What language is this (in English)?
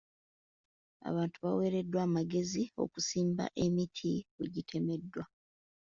Ganda